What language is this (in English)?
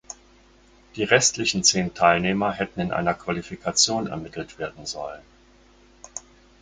German